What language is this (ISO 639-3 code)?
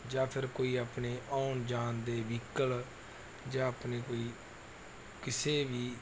pan